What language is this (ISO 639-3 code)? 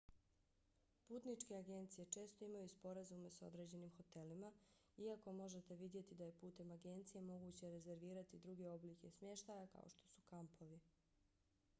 bos